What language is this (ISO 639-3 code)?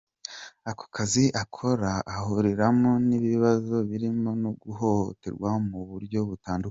kin